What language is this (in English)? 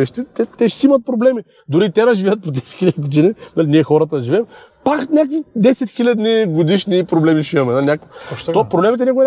Bulgarian